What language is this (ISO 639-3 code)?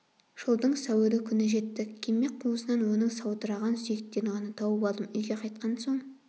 kaz